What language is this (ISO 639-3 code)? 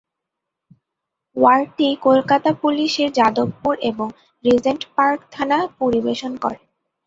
ben